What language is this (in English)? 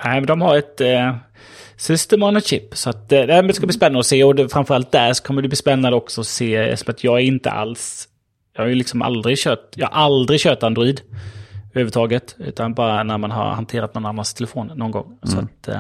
Swedish